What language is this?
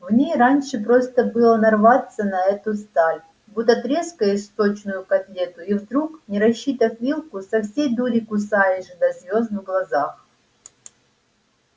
Russian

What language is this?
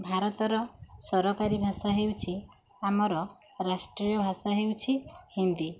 Odia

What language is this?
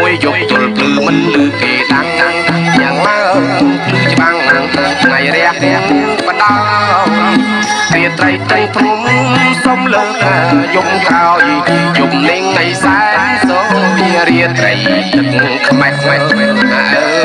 Khmer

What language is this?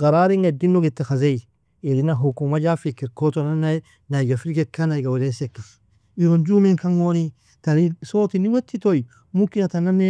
Nobiin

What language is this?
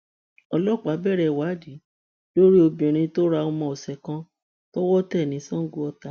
Yoruba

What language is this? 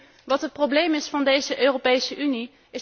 Dutch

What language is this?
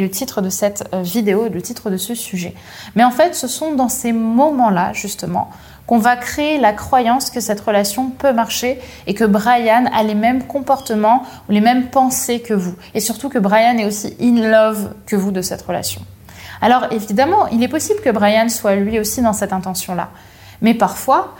French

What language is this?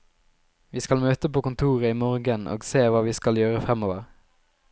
Norwegian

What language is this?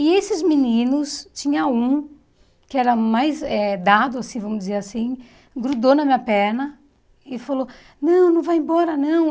Portuguese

